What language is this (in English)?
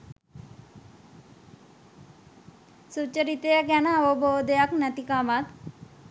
Sinhala